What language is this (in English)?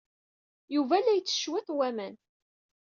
Kabyle